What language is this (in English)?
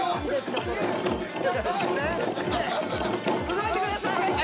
Japanese